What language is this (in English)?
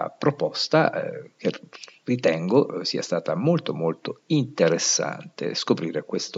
Italian